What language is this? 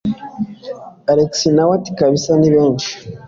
Kinyarwanda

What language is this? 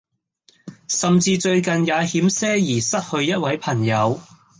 Cantonese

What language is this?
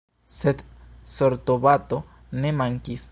Esperanto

